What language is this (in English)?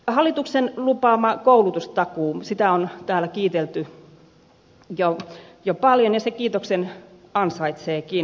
Finnish